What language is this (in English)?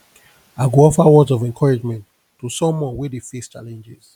Nigerian Pidgin